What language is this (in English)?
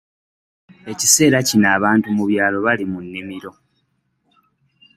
Ganda